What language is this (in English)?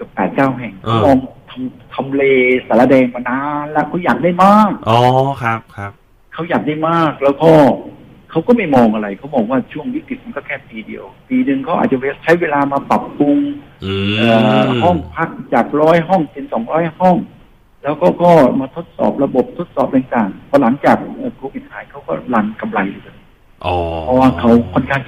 Thai